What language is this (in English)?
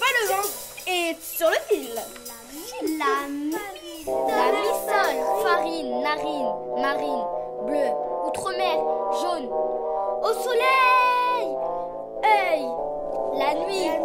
French